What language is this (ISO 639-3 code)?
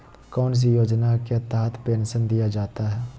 mag